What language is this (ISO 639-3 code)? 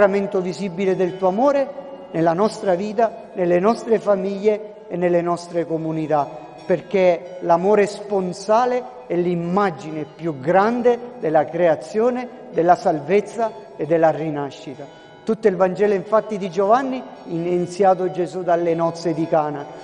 ita